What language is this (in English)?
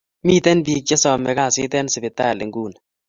Kalenjin